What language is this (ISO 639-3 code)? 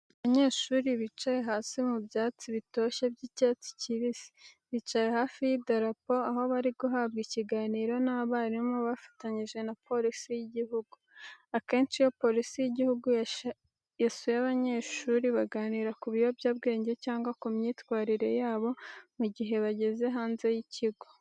kin